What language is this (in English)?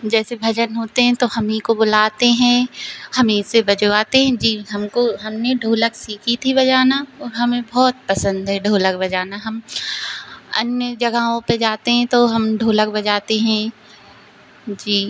Hindi